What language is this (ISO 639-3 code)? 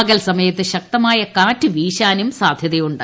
mal